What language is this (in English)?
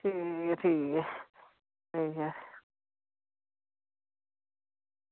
Dogri